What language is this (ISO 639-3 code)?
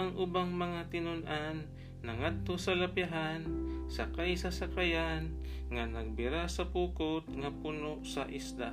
fil